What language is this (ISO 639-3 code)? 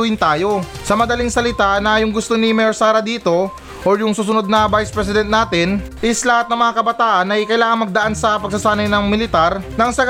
fil